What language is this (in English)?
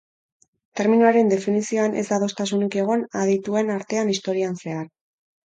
Basque